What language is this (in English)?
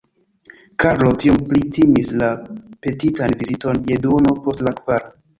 Esperanto